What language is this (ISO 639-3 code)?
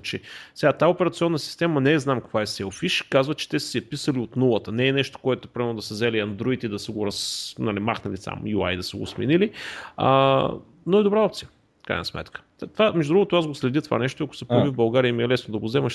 bul